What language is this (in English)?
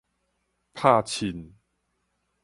Min Nan Chinese